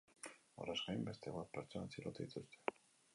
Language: Basque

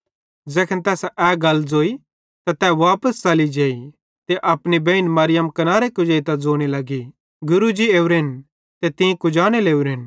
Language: Bhadrawahi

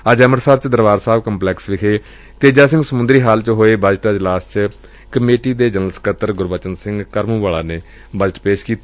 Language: Punjabi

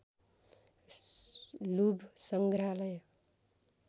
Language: Nepali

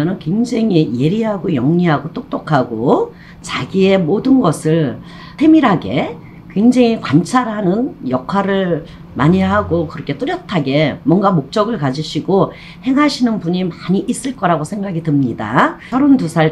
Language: Korean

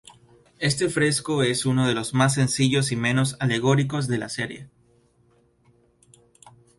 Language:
Spanish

